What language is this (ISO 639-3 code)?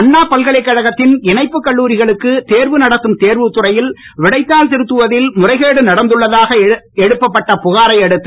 tam